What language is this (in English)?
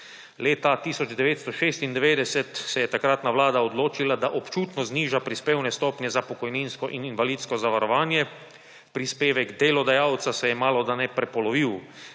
Slovenian